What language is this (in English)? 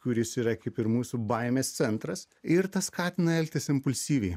Lithuanian